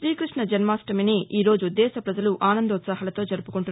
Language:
Telugu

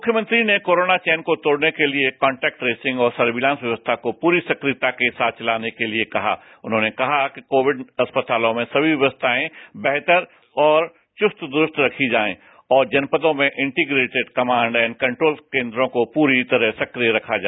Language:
Hindi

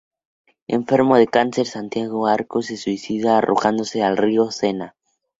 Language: Spanish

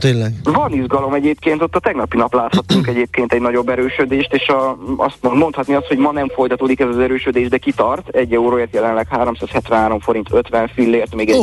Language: Hungarian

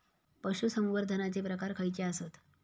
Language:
Marathi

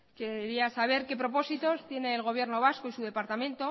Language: Spanish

